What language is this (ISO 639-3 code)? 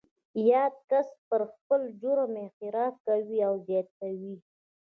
pus